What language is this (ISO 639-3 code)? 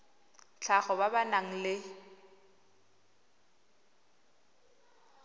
tsn